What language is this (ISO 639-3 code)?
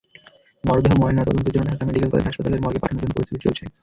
ben